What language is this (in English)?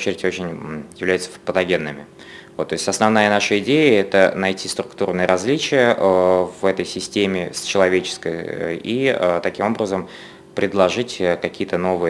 Russian